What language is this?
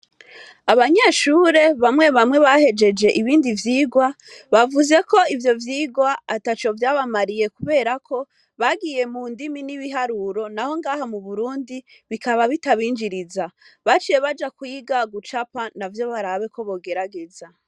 Rundi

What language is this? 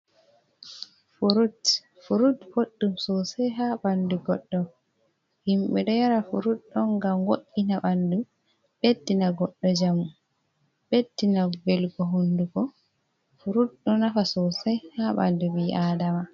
Fula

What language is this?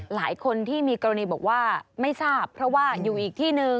Thai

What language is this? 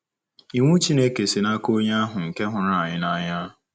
Igbo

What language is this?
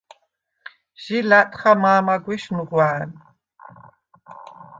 Svan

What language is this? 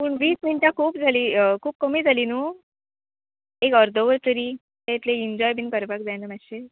Konkani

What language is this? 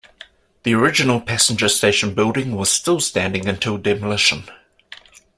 English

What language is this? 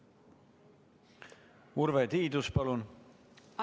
Estonian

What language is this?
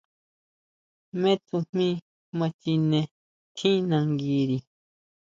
Huautla Mazatec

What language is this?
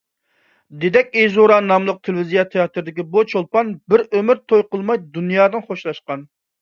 Uyghur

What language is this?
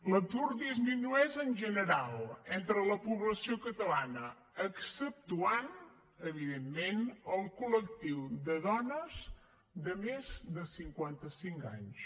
Catalan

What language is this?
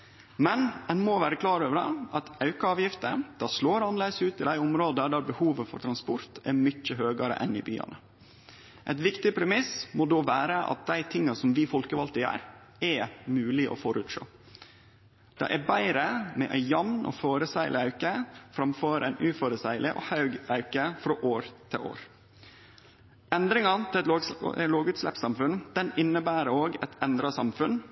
Norwegian Nynorsk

